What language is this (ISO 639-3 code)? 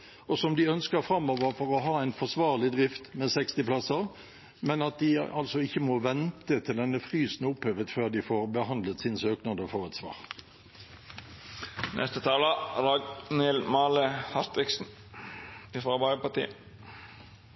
nob